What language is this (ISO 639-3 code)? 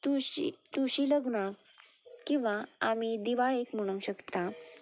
kok